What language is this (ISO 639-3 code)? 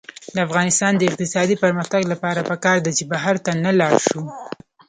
pus